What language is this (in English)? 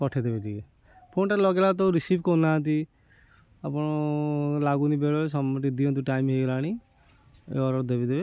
Odia